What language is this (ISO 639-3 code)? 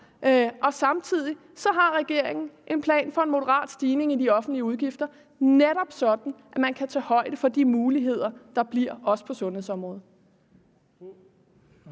dan